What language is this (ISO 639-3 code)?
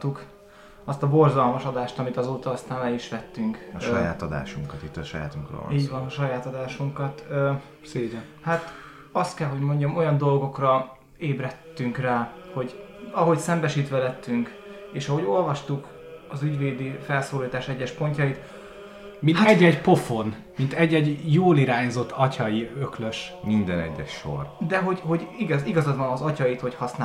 hun